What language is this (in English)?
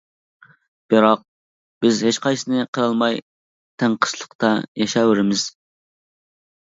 Uyghur